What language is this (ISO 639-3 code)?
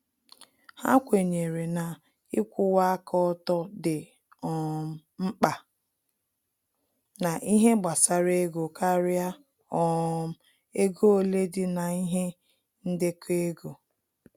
ibo